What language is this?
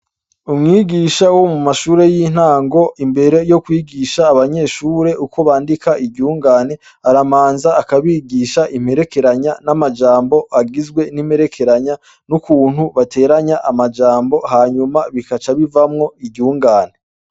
Rundi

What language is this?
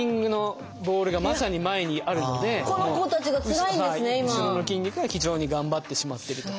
Japanese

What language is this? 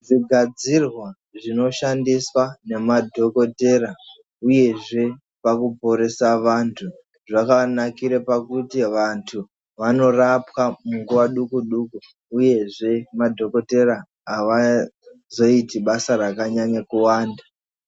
Ndau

